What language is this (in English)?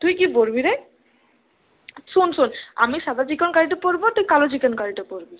Bangla